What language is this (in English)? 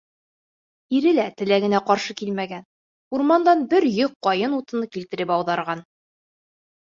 Bashkir